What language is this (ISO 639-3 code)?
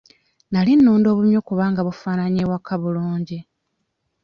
lug